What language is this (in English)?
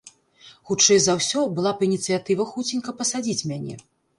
Belarusian